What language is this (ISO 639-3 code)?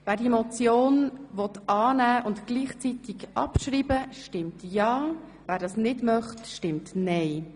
gsw